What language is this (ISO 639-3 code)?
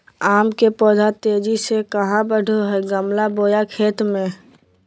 mag